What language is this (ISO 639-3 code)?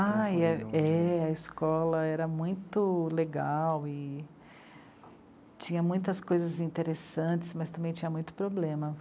por